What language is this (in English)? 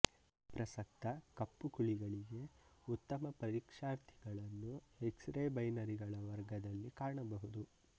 Kannada